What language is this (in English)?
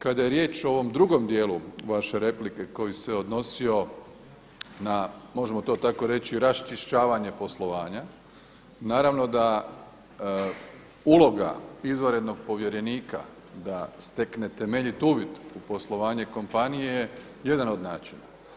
Croatian